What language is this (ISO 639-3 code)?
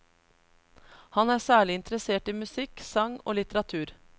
nor